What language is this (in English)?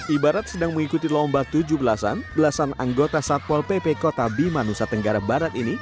Indonesian